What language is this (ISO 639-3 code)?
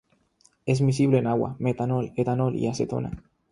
spa